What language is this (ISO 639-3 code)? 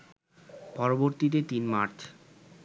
ben